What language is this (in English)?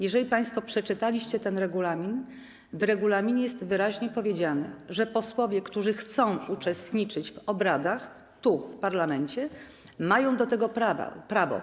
Polish